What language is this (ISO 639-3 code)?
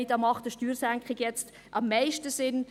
gsw